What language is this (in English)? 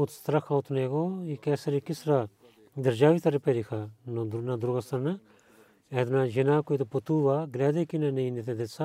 Bulgarian